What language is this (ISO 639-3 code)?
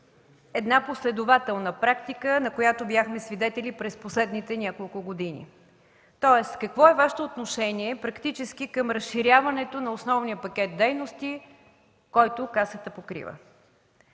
bul